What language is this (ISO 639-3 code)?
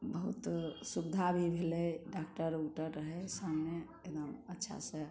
mai